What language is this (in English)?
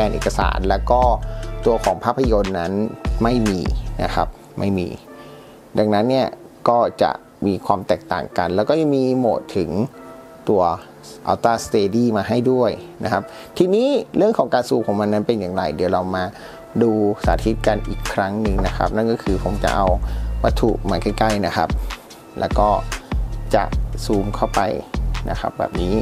Thai